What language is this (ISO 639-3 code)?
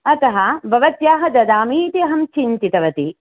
san